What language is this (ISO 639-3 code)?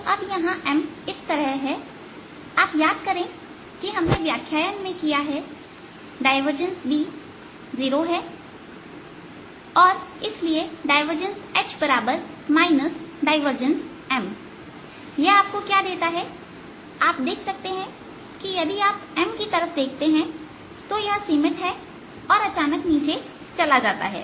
hin